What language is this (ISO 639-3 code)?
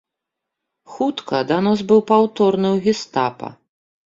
bel